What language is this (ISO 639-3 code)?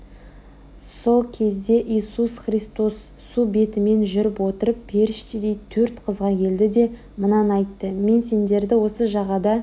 kaz